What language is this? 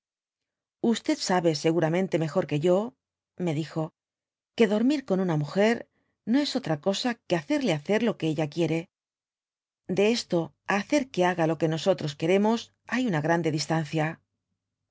Spanish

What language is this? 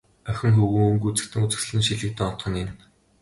Mongolian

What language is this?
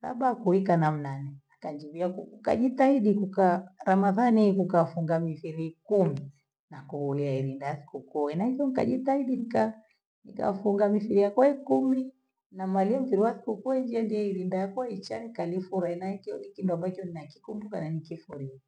Gweno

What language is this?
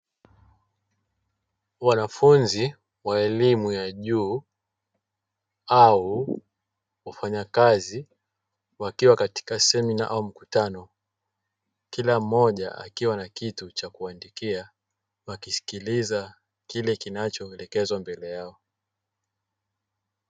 Swahili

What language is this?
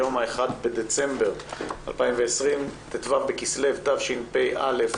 Hebrew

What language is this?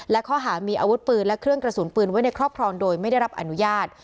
Thai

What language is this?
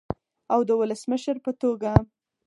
Pashto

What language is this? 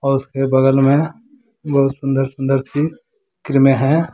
Hindi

